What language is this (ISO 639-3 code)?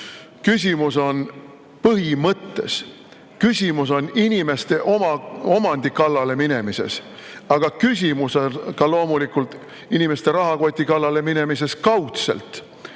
est